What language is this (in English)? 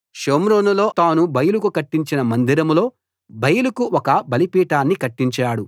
Telugu